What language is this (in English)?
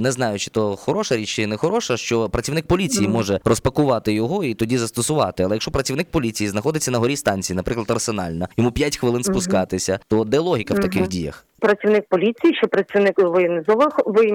Ukrainian